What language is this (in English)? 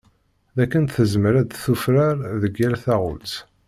Kabyle